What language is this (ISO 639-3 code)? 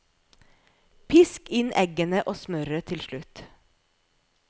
nor